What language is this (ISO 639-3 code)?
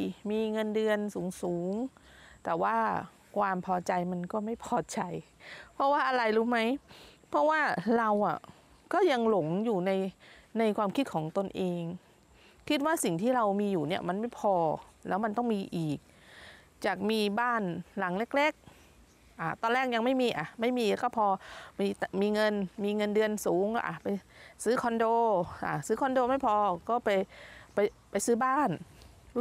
tha